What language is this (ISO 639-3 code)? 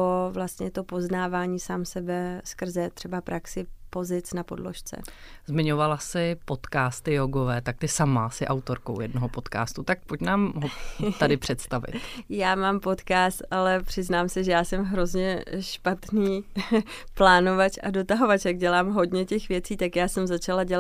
ces